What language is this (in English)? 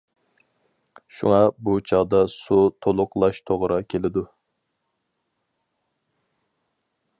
Uyghur